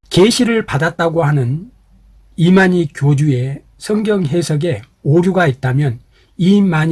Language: Korean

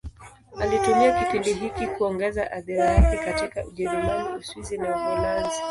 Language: Swahili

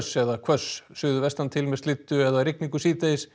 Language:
Icelandic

